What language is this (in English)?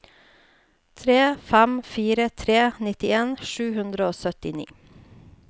Norwegian